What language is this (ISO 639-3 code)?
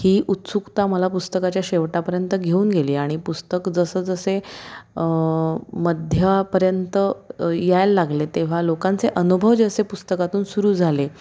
mar